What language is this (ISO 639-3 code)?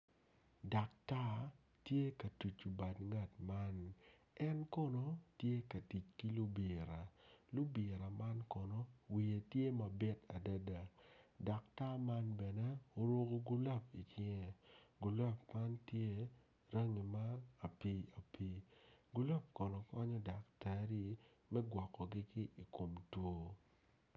ach